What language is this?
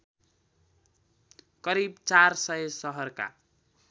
Nepali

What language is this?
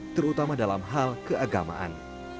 Indonesian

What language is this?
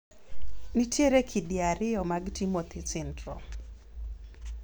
Luo (Kenya and Tanzania)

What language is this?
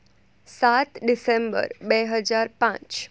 Gujarati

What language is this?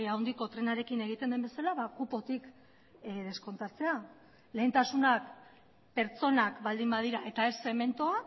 Basque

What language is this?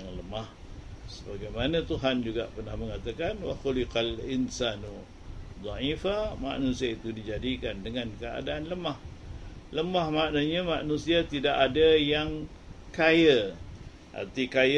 Malay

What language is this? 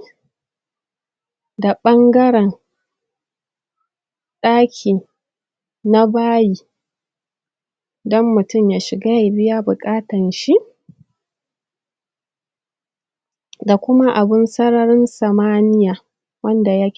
Hausa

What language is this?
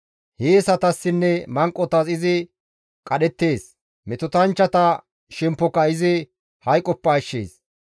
Gamo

